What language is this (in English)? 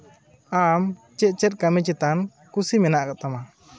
Santali